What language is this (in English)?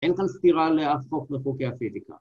Hebrew